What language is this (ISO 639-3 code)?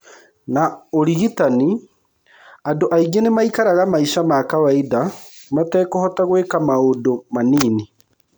kik